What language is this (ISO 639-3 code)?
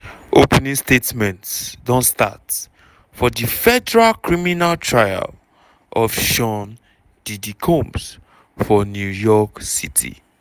pcm